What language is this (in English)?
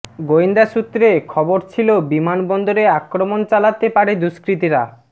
Bangla